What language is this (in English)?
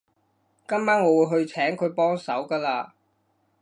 Cantonese